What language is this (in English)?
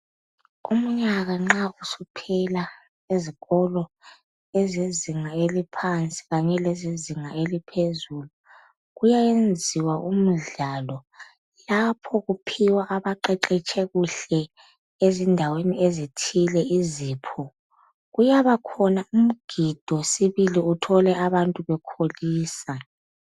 North Ndebele